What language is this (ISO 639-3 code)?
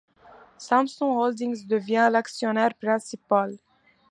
fra